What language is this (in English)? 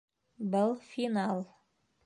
Bashkir